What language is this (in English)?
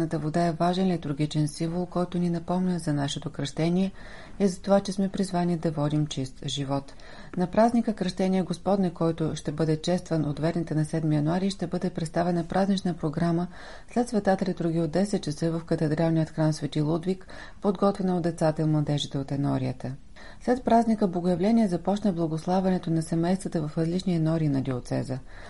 Bulgarian